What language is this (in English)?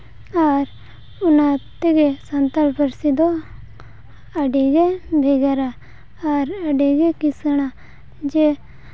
Santali